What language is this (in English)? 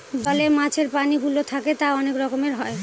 Bangla